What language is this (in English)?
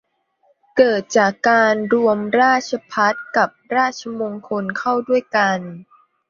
Thai